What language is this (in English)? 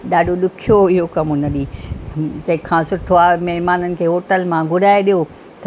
Sindhi